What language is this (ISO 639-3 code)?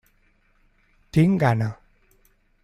cat